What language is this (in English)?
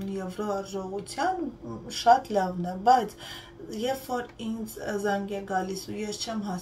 Turkish